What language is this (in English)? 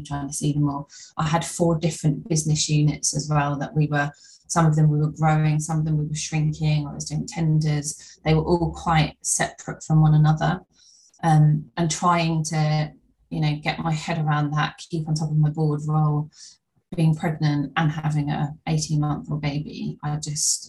English